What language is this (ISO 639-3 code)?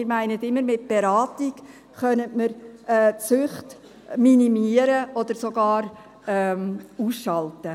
gsw